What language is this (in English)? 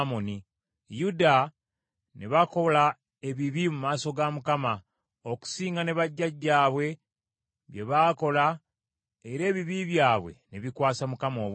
Ganda